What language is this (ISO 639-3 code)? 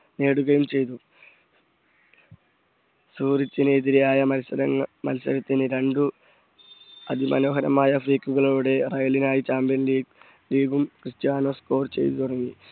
mal